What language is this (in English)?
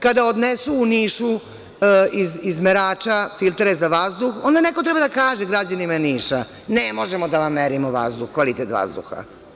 Serbian